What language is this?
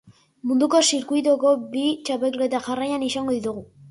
Basque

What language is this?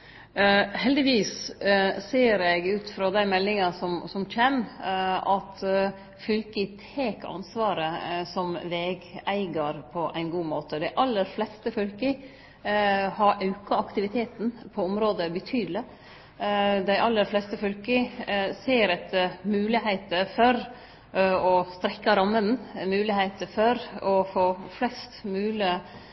Norwegian Nynorsk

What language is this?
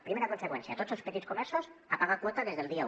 Catalan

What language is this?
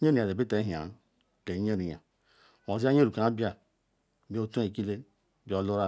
Ikwere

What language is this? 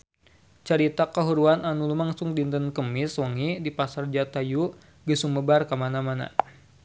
Sundanese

